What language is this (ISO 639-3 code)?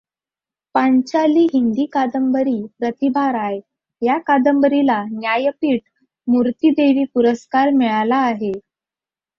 mar